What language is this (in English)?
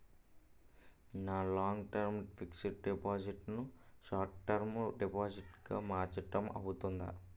Telugu